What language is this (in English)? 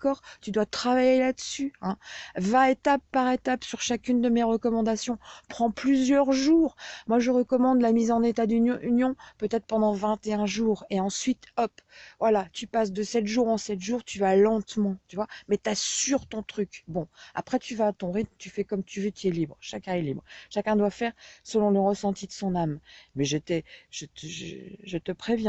French